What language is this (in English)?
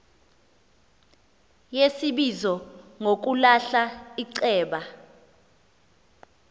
Xhosa